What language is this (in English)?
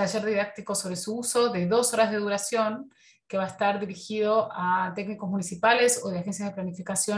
Spanish